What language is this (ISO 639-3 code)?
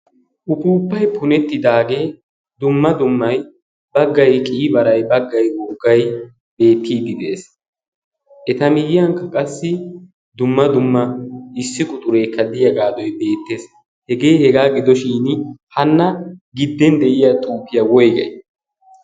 wal